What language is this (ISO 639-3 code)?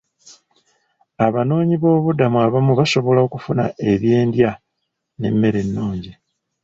lug